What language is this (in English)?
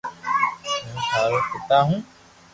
Loarki